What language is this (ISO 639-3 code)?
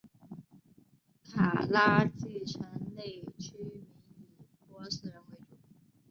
zho